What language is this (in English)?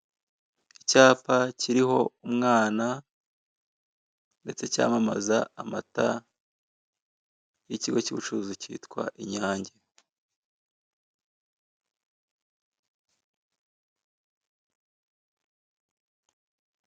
Kinyarwanda